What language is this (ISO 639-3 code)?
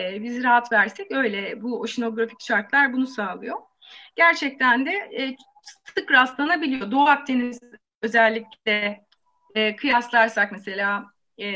tur